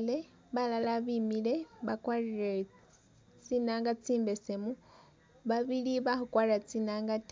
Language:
Masaaba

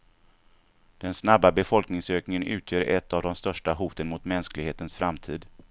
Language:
Swedish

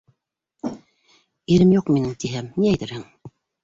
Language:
Bashkir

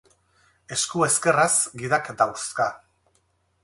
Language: Basque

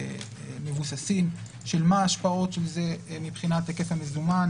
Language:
Hebrew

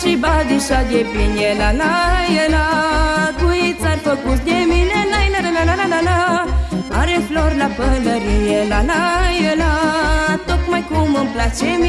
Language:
Romanian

